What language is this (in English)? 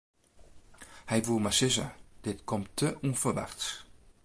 Western Frisian